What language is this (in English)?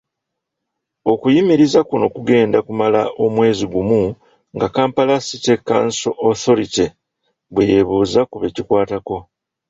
Ganda